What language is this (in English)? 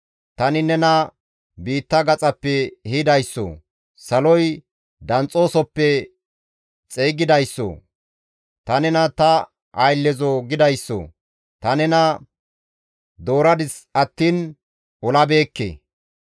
Gamo